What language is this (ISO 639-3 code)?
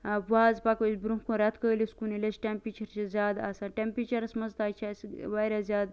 kas